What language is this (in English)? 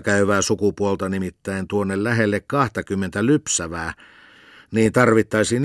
Finnish